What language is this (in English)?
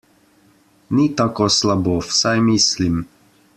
Slovenian